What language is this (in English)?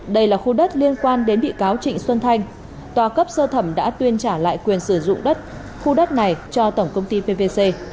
Vietnamese